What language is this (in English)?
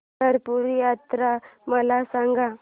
Marathi